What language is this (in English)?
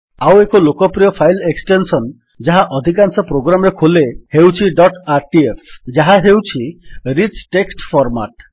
Odia